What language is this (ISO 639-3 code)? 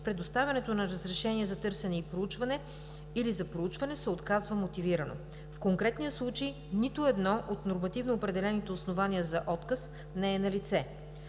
bul